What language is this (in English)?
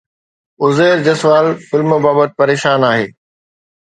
Sindhi